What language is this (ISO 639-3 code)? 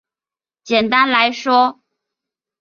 zho